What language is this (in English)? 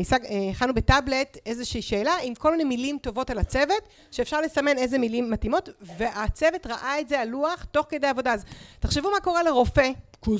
Hebrew